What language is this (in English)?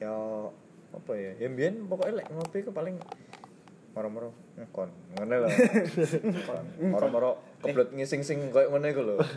Indonesian